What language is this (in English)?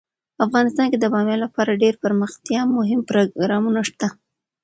Pashto